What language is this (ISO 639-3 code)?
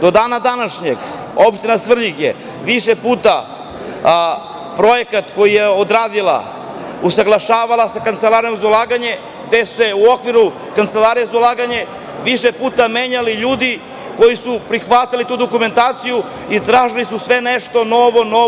srp